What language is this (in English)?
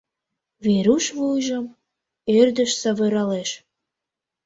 Mari